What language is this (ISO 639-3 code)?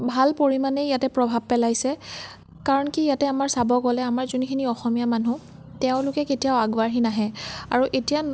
asm